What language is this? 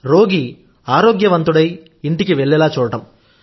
Telugu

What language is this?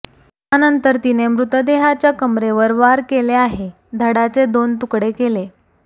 Marathi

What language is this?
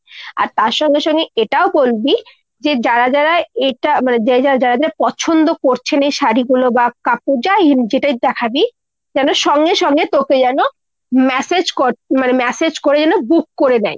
Bangla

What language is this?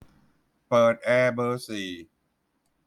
Thai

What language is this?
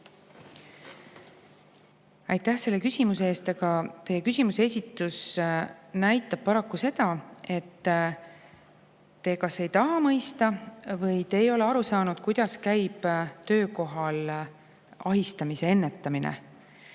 Estonian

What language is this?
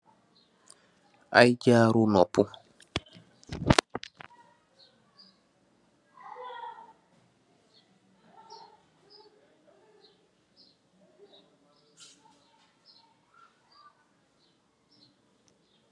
Wolof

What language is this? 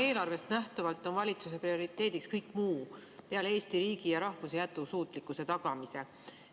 Estonian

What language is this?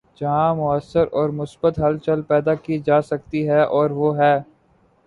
Urdu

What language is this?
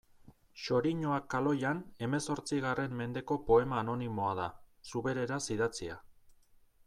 Basque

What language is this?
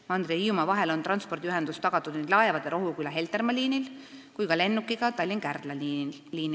Estonian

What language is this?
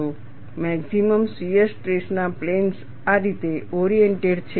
Gujarati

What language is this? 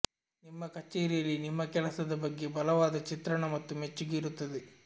Kannada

